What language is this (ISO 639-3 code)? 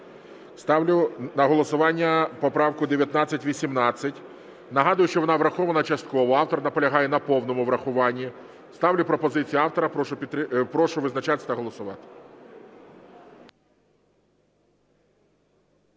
ukr